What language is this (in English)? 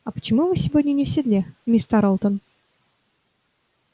Russian